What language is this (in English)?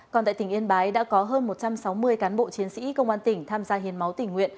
Vietnamese